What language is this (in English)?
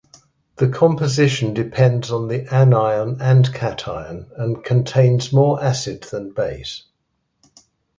English